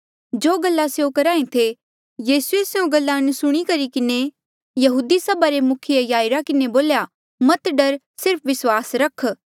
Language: Mandeali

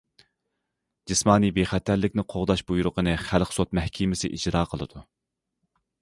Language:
Uyghur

